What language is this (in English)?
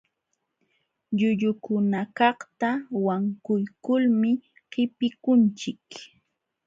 Jauja Wanca Quechua